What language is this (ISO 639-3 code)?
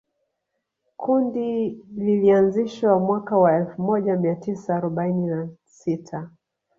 swa